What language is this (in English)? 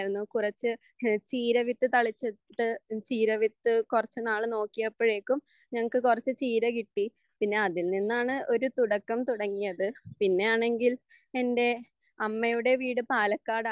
Malayalam